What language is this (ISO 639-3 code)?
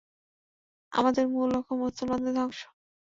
ben